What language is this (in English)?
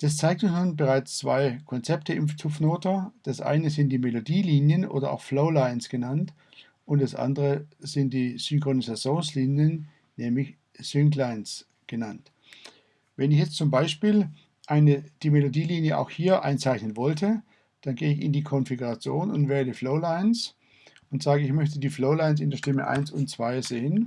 German